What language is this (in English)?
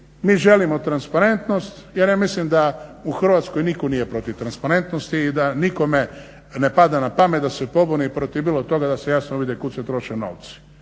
Croatian